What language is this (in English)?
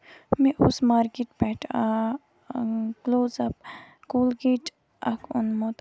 Kashmiri